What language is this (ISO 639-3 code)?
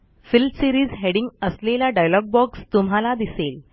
mar